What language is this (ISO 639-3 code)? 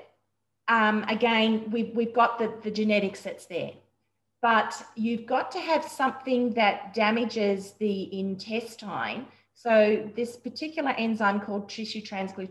eng